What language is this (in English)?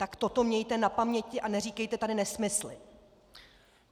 Czech